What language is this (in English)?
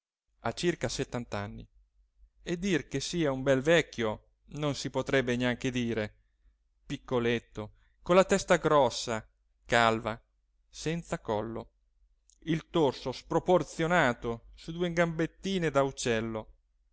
Italian